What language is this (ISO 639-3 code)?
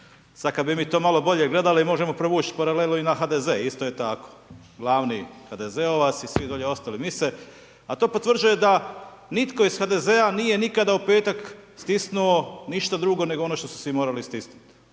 hrv